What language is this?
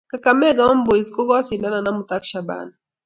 Kalenjin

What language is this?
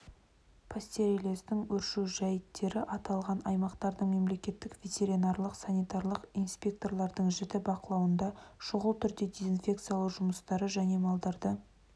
Kazakh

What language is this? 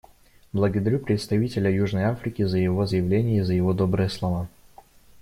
Russian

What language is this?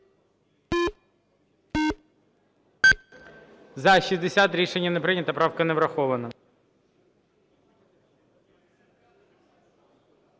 Ukrainian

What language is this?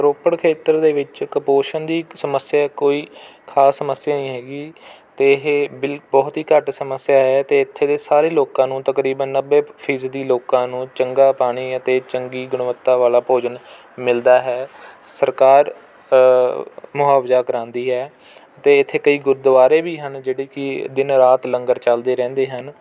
Punjabi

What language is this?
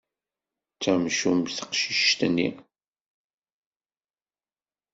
Kabyle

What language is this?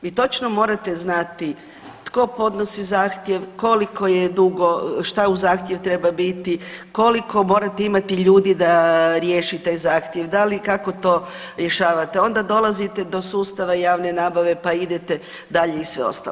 Croatian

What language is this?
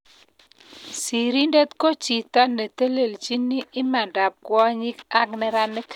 Kalenjin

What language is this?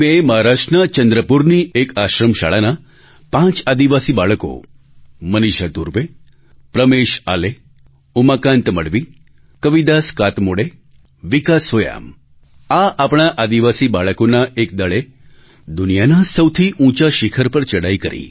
Gujarati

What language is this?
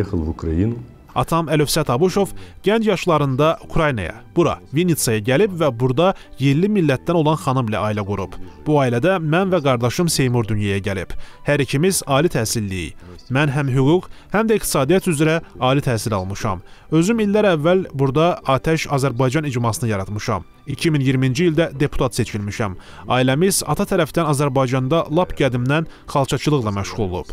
Turkish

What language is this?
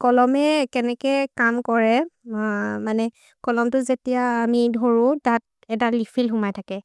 Maria (India)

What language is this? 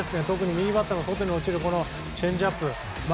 Japanese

